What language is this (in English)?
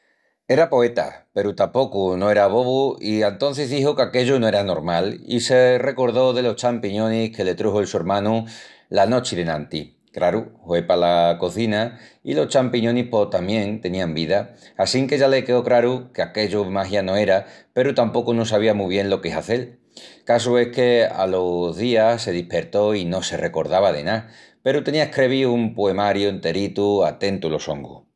Extremaduran